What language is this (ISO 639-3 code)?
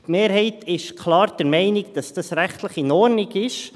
gsw